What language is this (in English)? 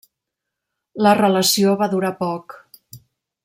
Catalan